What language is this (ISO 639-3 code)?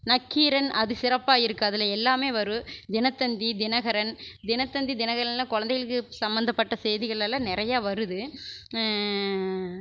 tam